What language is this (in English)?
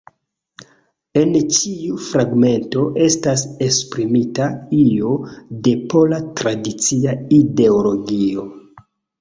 Esperanto